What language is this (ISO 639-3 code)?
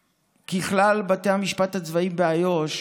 heb